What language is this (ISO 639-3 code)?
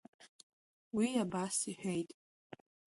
abk